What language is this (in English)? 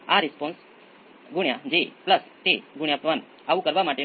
Gujarati